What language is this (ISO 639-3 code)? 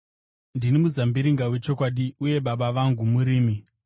sna